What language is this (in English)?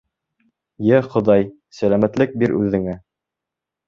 Bashkir